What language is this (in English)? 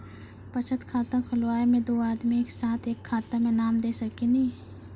Maithili